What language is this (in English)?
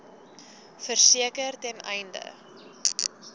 Afrikaans